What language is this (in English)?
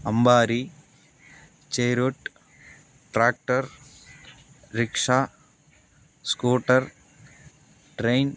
Telugu